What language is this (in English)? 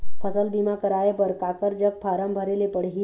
Chhattisgarhi